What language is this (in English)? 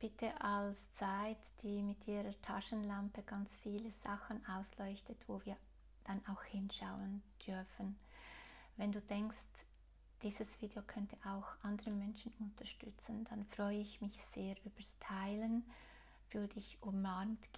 German